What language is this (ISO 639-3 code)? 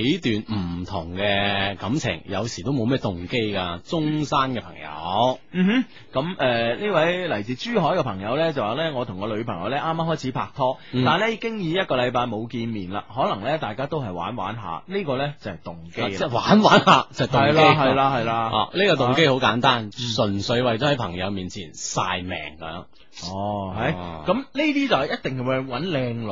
zho